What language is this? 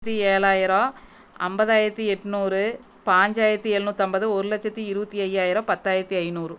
Tamil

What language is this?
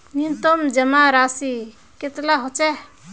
Magahi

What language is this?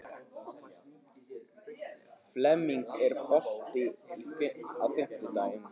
Icelandic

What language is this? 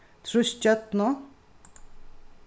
Faroese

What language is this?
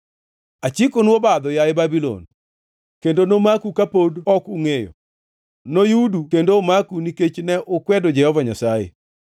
Luo (Kenya and Tanzania)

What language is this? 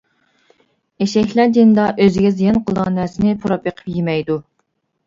Uyghur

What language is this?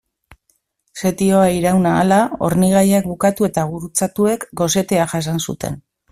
Basque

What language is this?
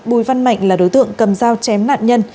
Vietnamese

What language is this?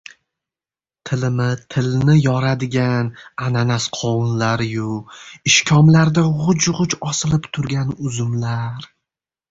Uzbek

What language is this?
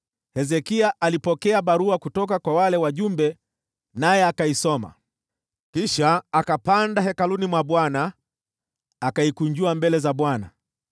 Swahili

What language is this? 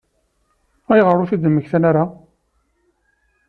Kabyle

